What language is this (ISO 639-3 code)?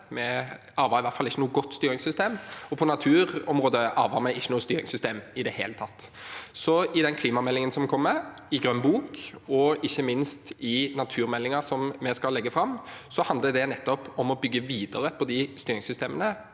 nor